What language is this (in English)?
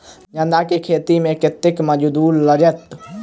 Maithili